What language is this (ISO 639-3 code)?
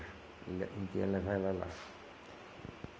por